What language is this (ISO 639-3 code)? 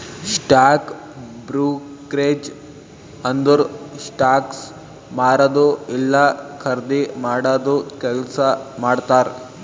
kan